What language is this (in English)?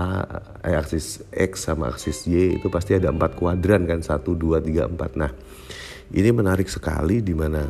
Indonesian